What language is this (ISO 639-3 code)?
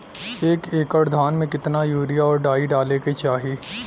bho